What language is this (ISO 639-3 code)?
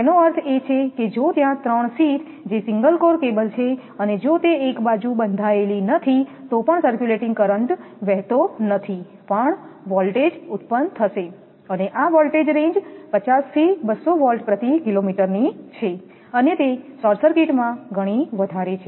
guj